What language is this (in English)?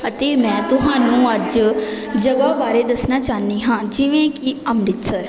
Punjabi